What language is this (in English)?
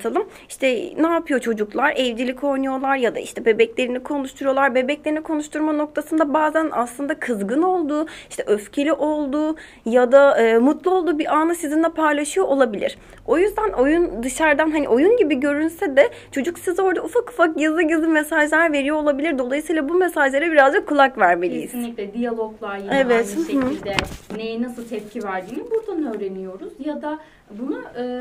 Turkish